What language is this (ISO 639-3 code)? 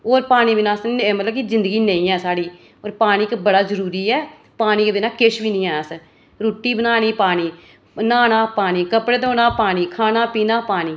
doi